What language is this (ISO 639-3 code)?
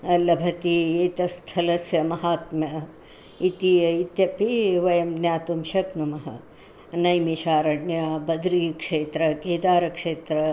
san